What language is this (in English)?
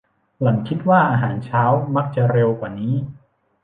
Thai